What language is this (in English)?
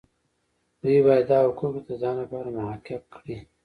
Pashto